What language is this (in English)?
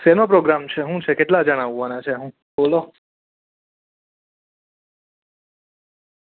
Gujarati